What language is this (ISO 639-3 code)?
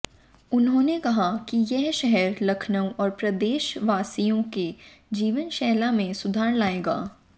hin